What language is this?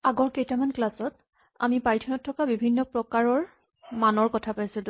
Assamese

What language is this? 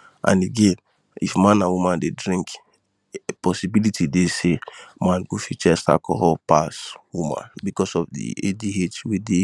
Nigerian Pidgin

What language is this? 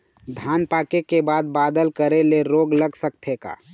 Chhattisgarhi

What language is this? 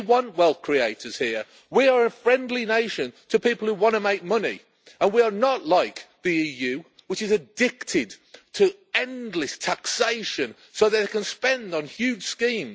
English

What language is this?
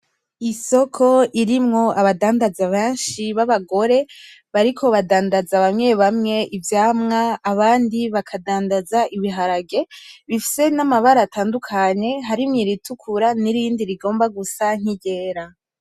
Rundi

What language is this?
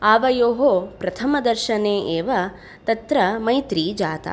Sanskrit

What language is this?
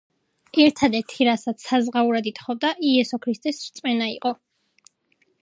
Georgian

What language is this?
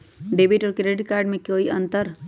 Magahi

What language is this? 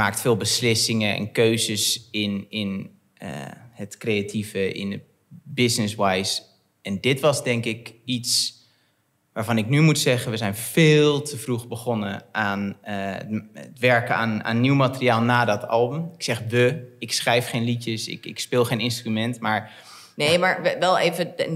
Dutch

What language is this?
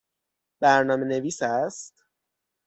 Persian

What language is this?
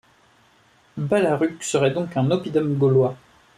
French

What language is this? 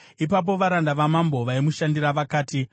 Shona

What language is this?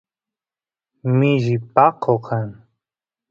Santiago del Estero Quichua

